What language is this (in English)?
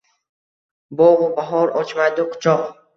Uzbek